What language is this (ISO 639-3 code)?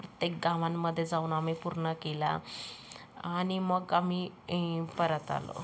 mar